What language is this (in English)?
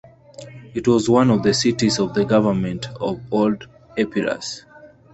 English